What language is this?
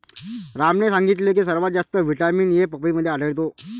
Marathi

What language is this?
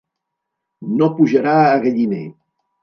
Catalan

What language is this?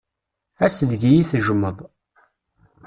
Kabyle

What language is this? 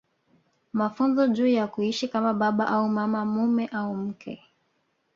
Swahili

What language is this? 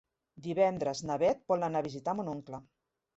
Catalan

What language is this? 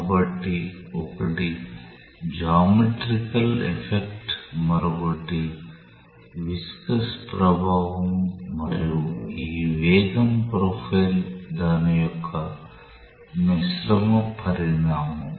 Telugu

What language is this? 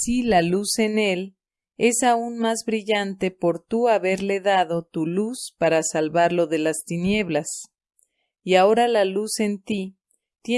Spanish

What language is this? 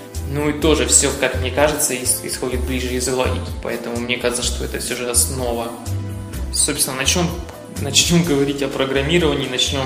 Russian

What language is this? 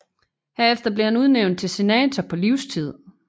Danish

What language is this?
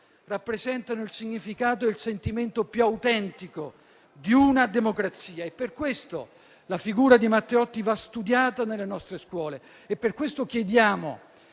Italian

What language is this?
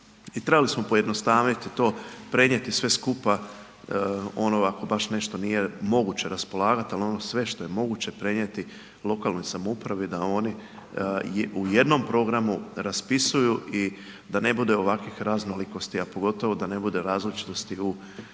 Croatian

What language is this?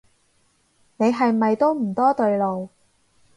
Cantonese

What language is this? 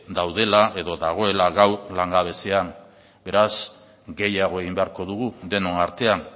Basque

